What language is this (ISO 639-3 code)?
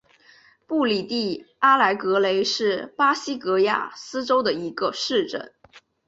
zho